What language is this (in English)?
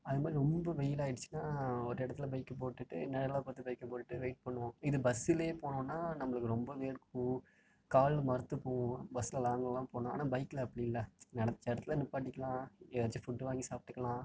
Tamil